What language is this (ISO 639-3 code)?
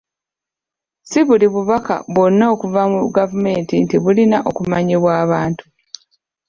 lug